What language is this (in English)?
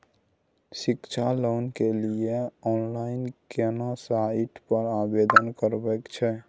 Maithili